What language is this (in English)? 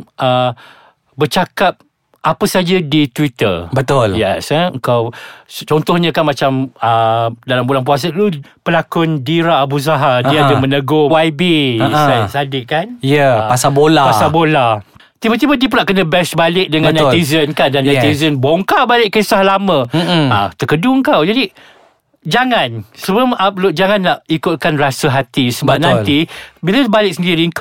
Malay